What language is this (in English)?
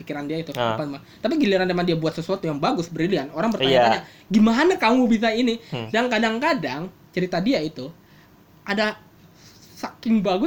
Indonesian